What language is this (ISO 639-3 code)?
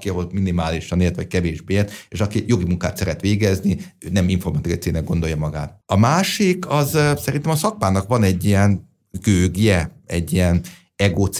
hun